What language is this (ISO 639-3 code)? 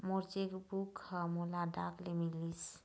hne